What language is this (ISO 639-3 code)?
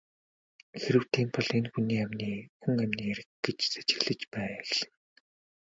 mon